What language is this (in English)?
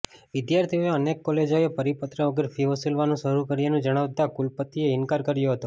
Gujarati